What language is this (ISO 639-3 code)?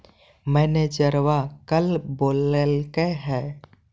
mag